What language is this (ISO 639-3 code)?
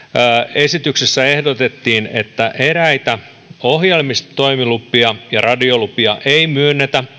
fin